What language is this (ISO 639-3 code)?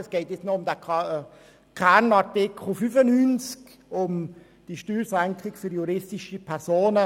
gsw